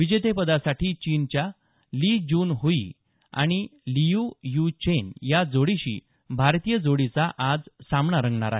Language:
Marathi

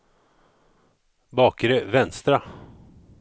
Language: Swedish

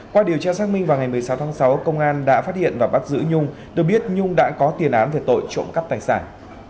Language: Vietnamese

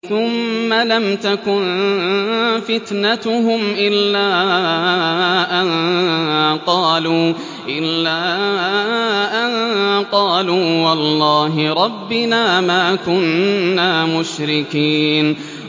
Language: Arabic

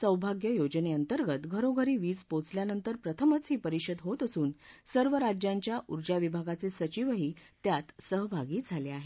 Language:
Marathi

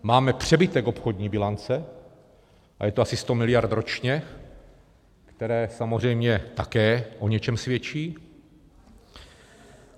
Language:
Czech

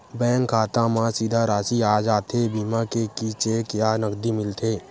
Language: Chhattisgarhi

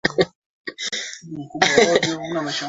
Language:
Swahili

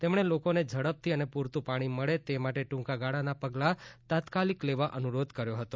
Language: Gujarati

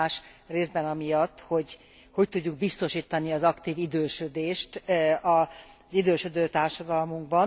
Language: Hungarian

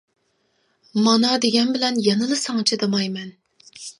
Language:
Uyghur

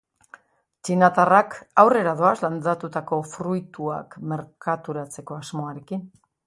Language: Basque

